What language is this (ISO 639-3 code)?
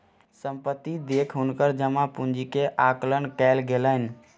mai